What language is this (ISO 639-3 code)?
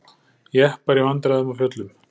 isl